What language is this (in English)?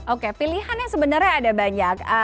Indonesian